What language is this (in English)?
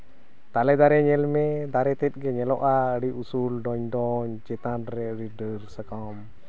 Santali